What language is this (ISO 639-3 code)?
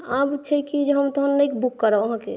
mai